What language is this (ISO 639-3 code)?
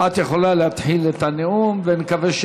heb